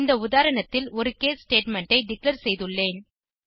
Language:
Tamil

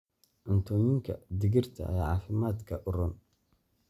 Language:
Somali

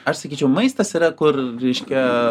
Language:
Lithuanian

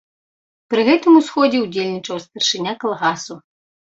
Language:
Belarusian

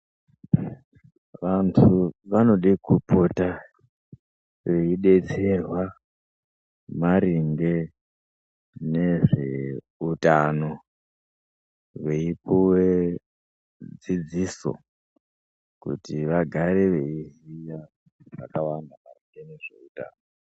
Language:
Ndau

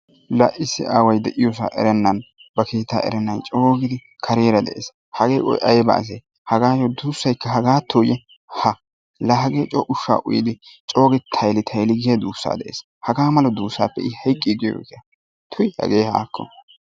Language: Wolaytta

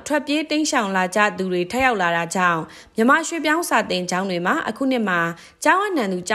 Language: Thai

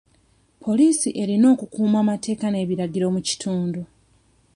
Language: Ganda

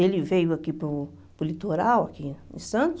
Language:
Portuguese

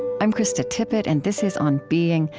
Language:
English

